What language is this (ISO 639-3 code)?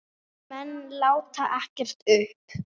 isl